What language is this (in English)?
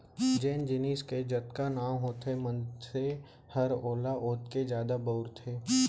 Chhattisgarhi